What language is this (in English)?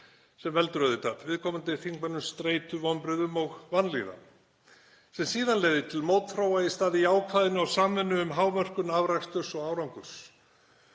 Icelandic